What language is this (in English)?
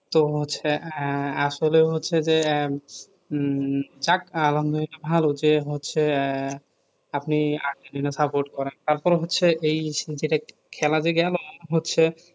Bangla